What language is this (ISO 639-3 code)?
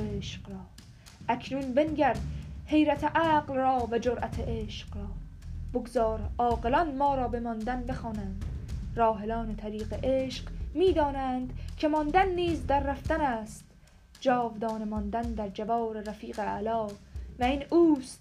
fas